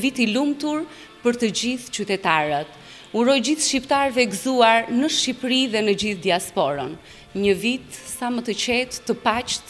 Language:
Romanian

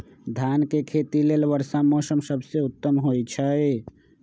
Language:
Magahi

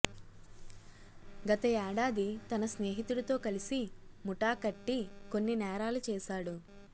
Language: Telugu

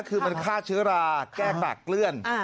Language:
Thai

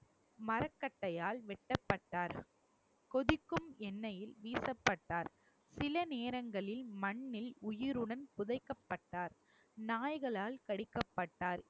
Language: Tamil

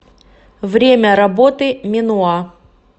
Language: Russian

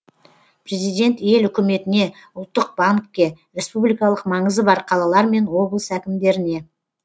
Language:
Kazakh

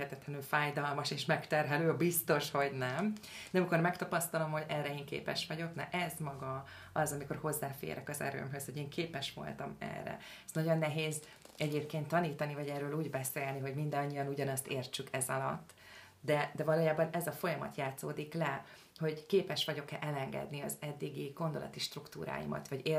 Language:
Hungarian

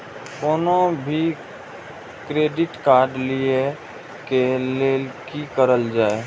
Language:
Maithili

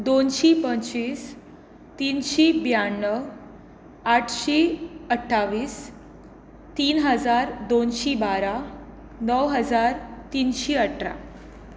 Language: Konkani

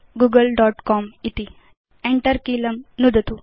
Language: Sanskrit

